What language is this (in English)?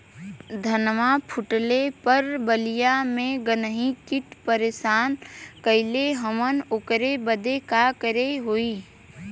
Bhojpuri